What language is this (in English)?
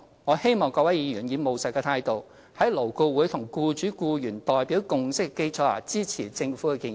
Cantonese